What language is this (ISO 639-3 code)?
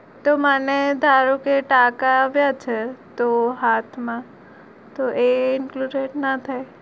guj